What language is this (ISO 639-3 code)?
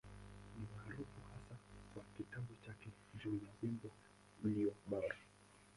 swa